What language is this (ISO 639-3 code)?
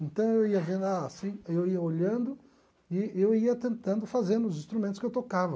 por